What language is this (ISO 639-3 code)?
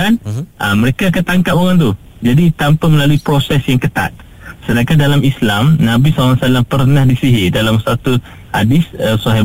msa